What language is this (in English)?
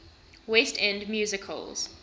English